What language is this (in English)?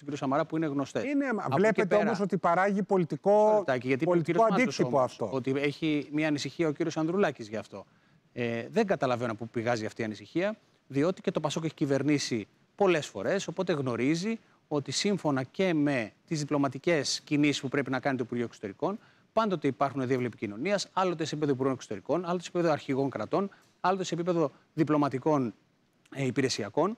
Greek